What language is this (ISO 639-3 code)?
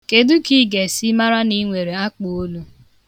ibo